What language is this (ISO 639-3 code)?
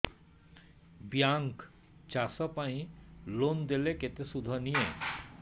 ori